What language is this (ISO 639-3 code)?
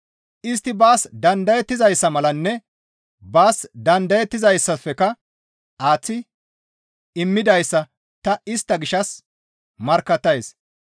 gmv